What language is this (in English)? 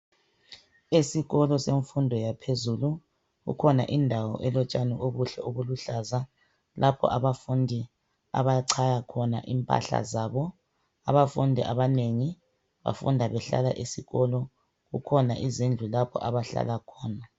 North Ndebele